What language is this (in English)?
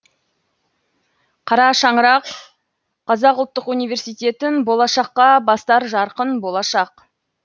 Kazakh